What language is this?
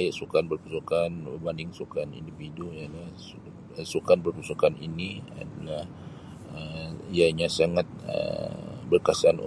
Sabah Malay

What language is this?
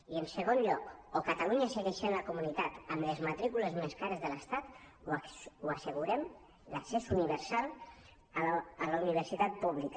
Catalan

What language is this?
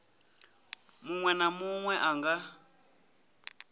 Venda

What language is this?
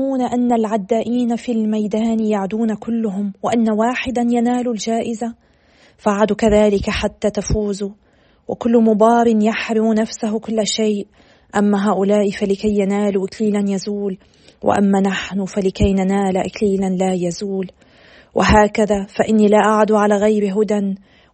Arabic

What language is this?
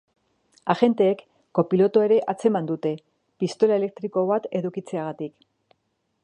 Basque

